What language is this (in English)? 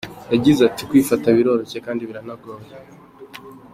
Kinyarwanda